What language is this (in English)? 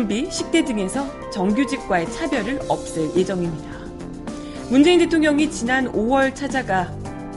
Korean